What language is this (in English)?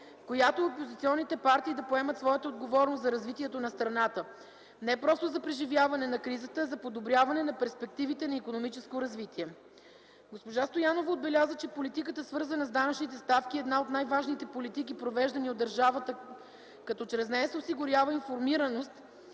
Bulgarian